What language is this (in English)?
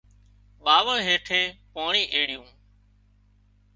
Wadiyara Koli